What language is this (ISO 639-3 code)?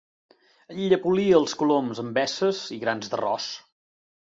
cat